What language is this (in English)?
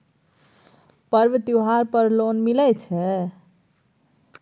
Maithili